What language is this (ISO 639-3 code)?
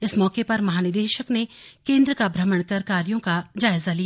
hin